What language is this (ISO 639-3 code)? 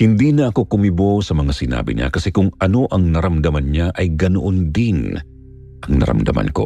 fil